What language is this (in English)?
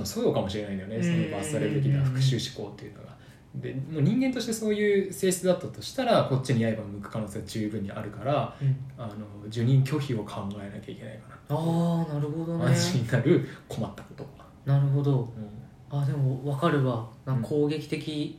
Japanese